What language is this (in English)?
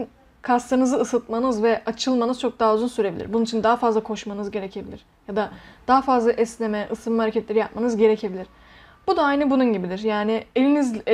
Turkish